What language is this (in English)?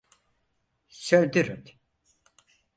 Turkish